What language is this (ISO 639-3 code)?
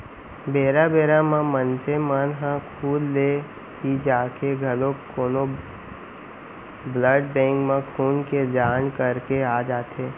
hne